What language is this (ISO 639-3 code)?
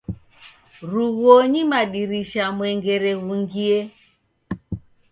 dav